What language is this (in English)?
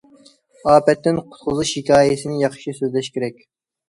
Uyghur